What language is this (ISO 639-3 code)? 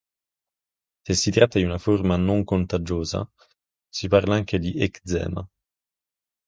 ita